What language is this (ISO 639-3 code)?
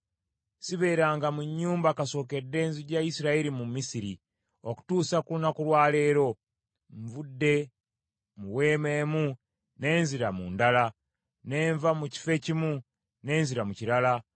lug